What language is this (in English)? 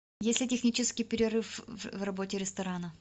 Russian